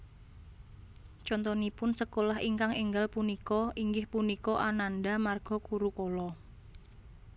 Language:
Javanese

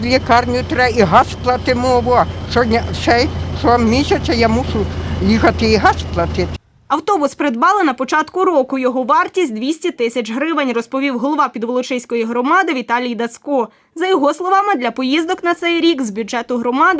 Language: Ukrainian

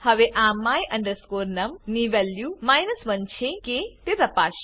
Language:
Gujarati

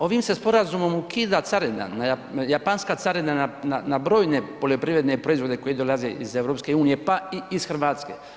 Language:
Croatian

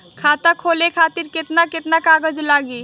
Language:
Bhojpuri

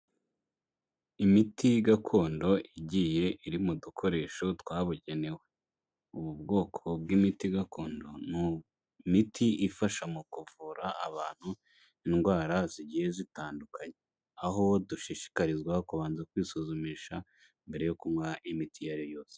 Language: Kinyarwanda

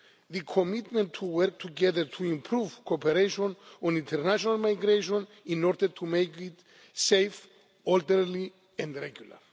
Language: English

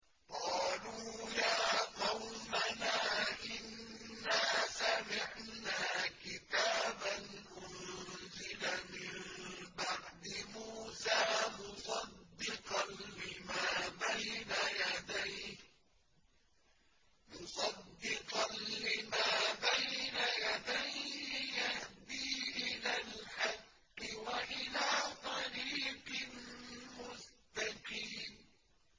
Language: Arabic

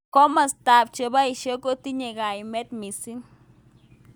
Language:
Kalenjin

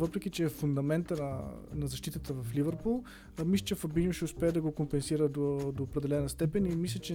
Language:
Bulgarian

